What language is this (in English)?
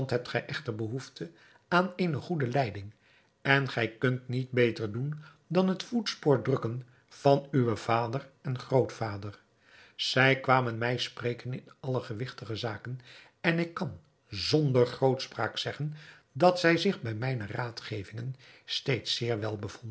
Dutch